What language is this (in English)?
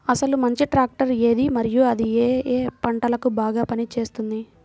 Telugu